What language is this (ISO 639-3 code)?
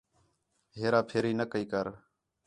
xhe